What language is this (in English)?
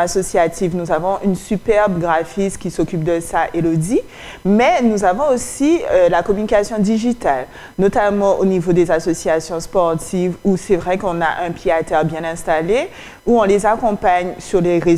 French